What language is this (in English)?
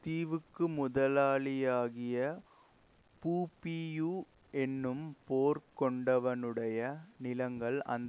Tamil